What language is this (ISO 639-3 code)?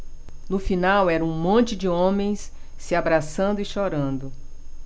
por